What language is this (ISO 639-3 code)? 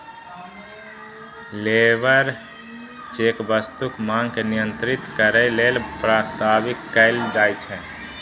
mai